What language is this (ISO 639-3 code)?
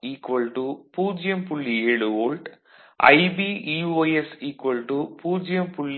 tam